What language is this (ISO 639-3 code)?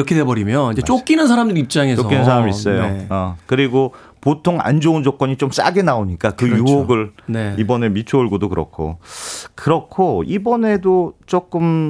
kor